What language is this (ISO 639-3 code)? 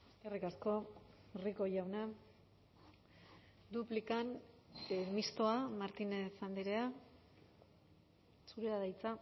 eus